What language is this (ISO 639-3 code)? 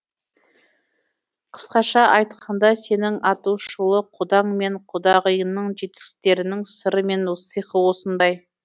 kaz